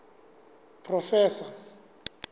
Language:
Southern Sotho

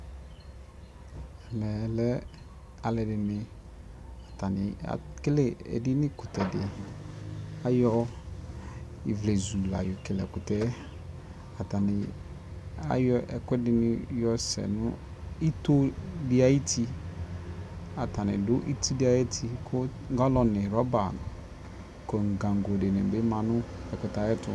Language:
Ikposo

